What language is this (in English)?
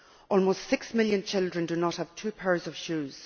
English